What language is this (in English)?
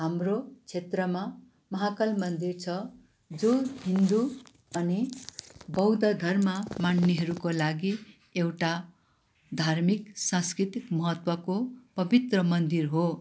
Nepali